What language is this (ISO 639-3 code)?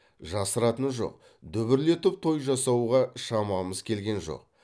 kaz